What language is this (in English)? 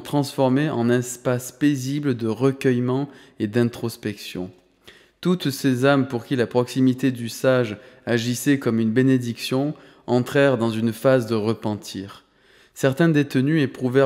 French